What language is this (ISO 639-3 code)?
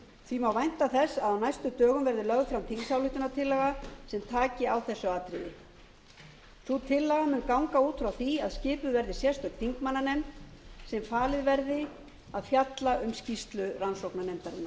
isl